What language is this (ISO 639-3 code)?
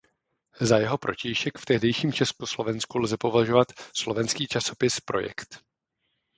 ces